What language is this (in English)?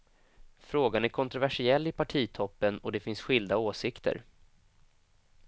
Swedish